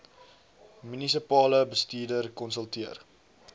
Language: Afrikaans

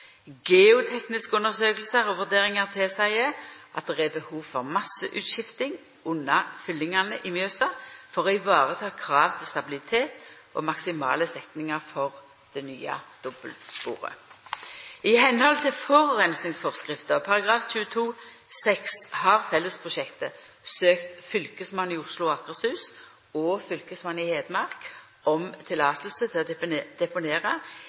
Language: Norwegian Nynorsk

